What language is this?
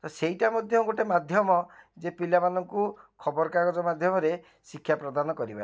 Odia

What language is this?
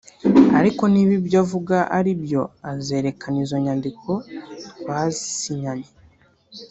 Kinyarwanda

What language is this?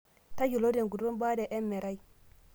Masai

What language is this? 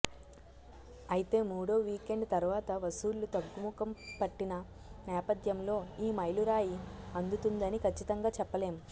Telugu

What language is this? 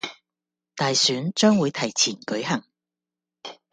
Cantonese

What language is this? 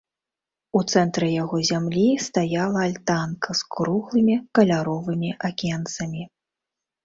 Belarusian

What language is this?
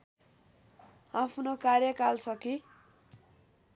Nepali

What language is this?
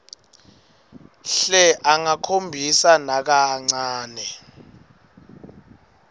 Swati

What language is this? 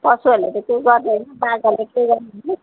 Nepali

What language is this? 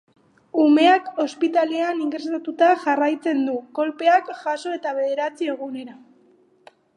Basque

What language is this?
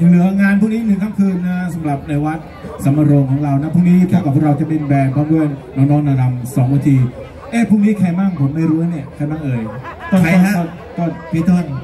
Thai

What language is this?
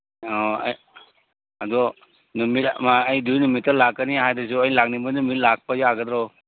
Manipuri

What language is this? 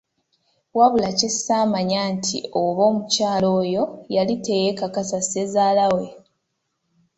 Ganda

